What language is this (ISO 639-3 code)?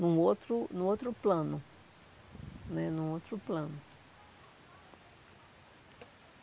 por